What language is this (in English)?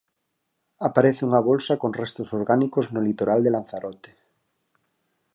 Galician